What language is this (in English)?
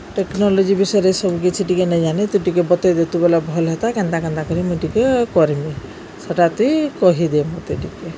Odia